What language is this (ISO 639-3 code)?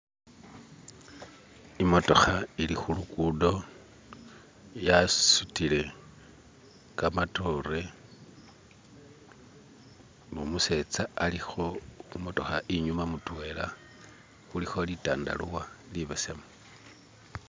myx